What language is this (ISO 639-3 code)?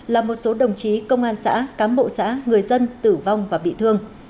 vie